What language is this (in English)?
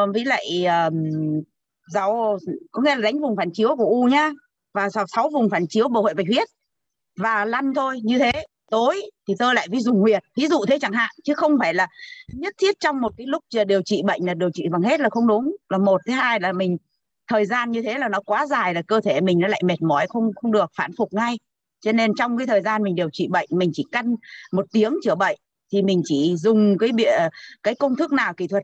Vietnamese